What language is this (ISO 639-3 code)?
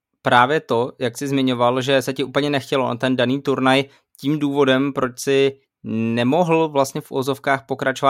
ces